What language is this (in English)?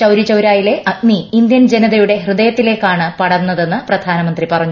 Malayalam